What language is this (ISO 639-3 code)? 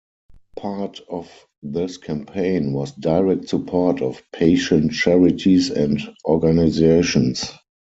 eng